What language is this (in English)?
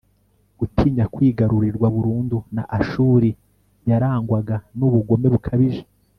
Kinyarwanda